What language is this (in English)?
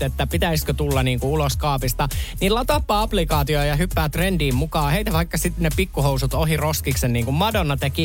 Finnish